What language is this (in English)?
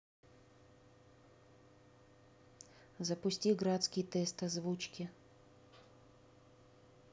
Russian